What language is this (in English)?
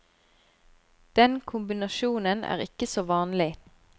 Norwegian